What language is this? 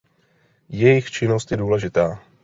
Czech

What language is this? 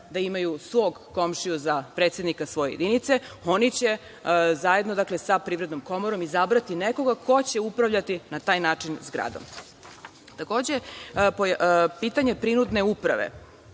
Serbian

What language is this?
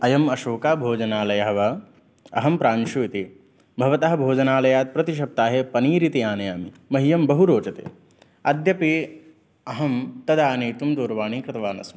Sanskrit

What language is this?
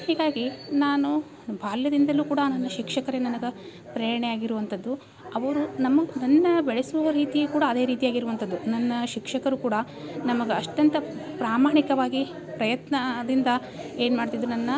Kannada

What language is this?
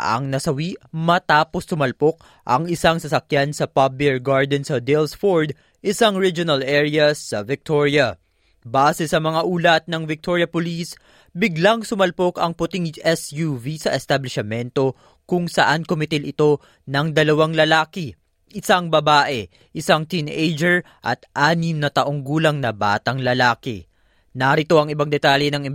Filipino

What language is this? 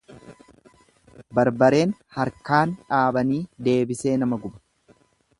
Oromo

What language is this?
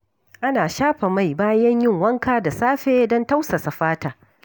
Hausa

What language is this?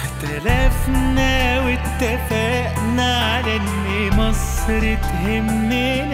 Arabic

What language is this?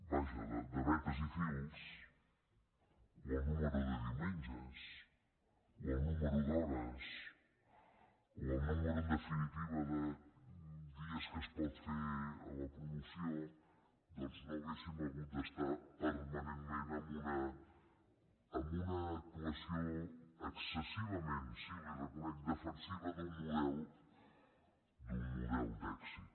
Catalan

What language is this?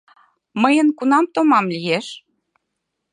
Mari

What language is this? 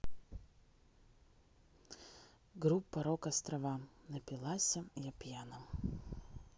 Russian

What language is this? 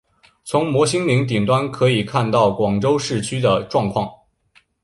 Chinese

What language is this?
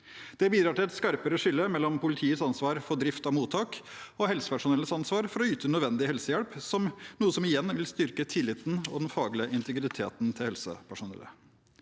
Norwegian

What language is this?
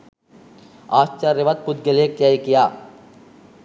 Sinhala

